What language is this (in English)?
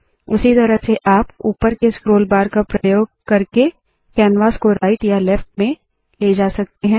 Hindi